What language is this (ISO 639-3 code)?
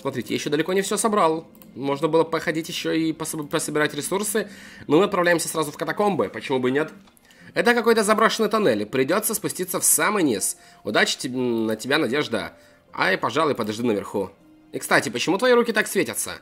rus